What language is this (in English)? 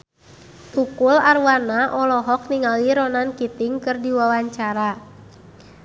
Sundanese